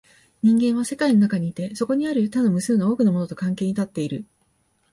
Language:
Japanese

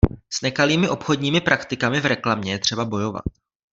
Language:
Czech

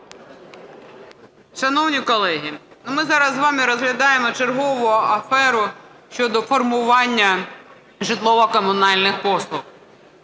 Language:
Ukrainian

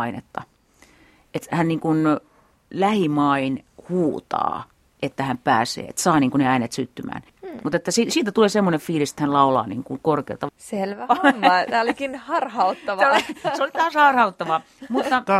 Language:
Finnish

